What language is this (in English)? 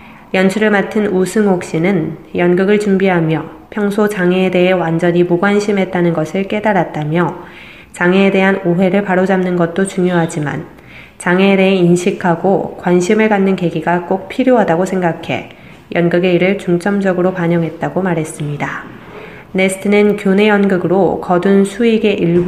Korean